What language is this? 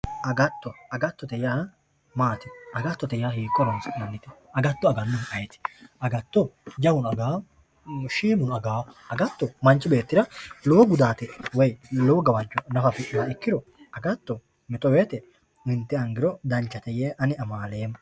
Sidamo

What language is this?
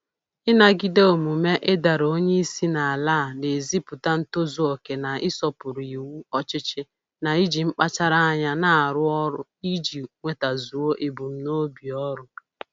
Igbo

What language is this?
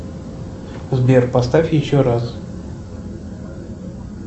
Russian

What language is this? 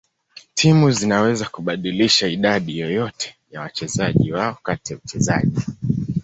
Swahili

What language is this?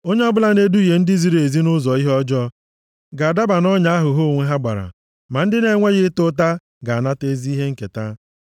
Igbo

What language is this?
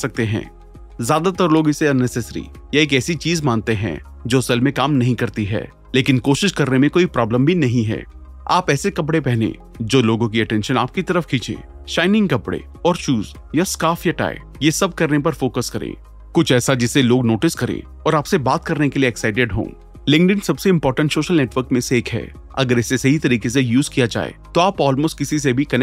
Hindi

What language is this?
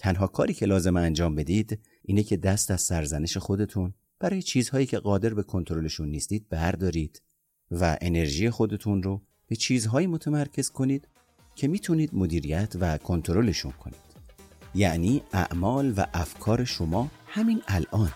Persian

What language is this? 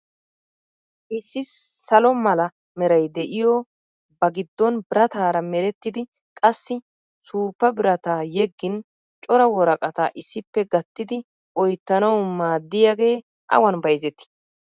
Wolaytta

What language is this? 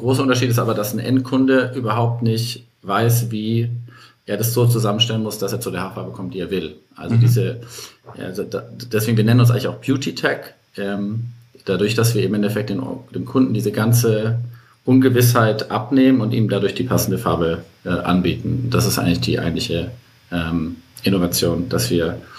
German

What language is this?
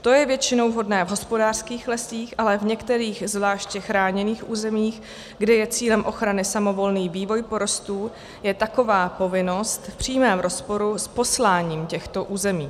Czech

